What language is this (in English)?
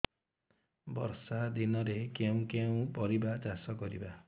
Odia